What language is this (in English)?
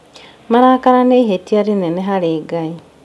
Kikuyu